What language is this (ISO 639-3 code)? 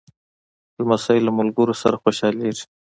pus